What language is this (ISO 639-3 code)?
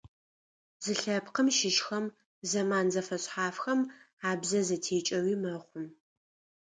ady